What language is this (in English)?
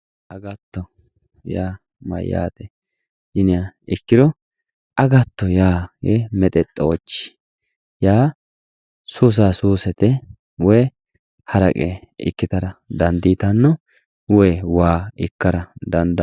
Sidamo